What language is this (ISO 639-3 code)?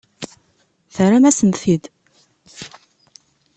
kab